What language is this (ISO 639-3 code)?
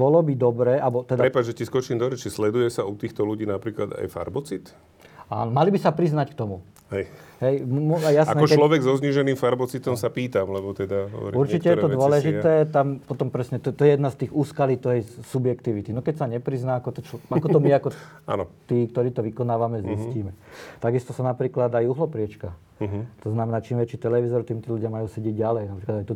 slk